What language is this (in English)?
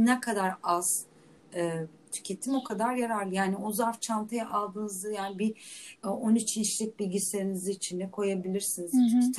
Turkish